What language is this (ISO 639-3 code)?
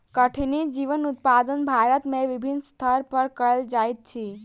mai